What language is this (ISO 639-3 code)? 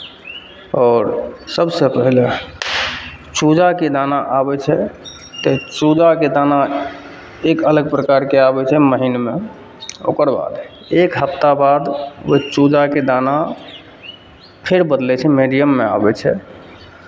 mai